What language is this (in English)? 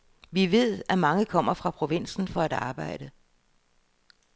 Danish